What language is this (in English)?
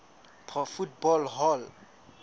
Southern Sotho